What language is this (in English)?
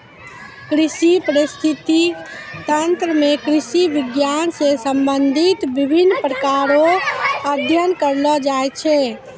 Maithili